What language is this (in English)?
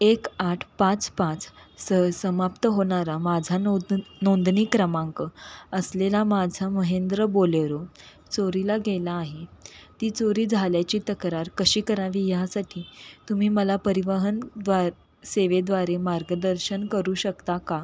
Marathi